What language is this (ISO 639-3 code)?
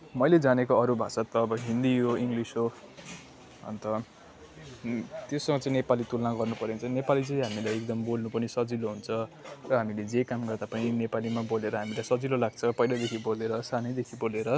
nep